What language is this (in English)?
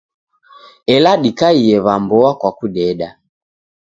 Taita